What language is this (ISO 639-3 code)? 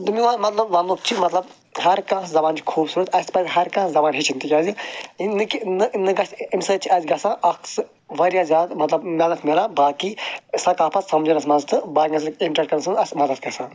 kas